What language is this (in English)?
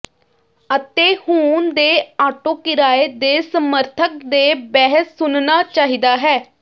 Punjabi